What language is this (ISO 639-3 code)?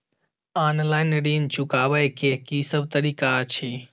mai